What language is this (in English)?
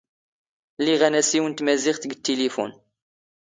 Standard Moroccan Tamazight